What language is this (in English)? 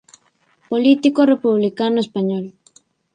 Spanish